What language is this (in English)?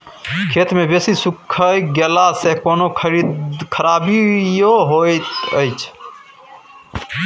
Maithili